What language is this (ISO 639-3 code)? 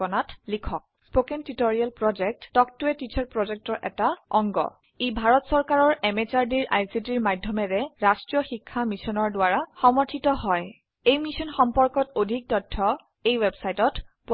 asm